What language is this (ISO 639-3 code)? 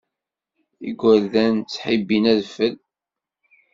kab